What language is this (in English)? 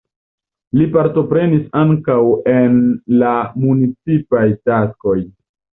Esperanto